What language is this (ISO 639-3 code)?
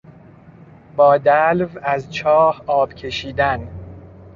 fas